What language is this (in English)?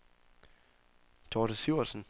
Danish